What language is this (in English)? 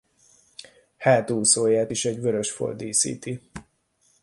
Hungarian